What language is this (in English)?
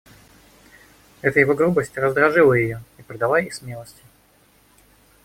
Russian